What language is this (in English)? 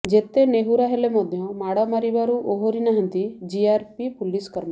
Odia